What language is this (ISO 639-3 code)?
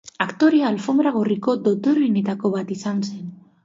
eus